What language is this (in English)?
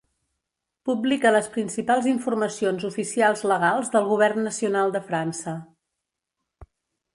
Catalan